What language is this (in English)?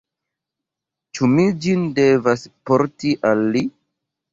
Esperanto